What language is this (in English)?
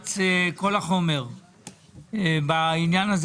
Hebrew